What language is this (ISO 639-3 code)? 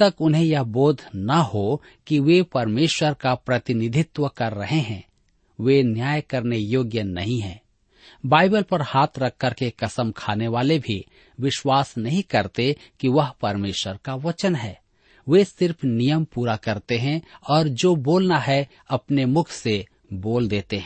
hin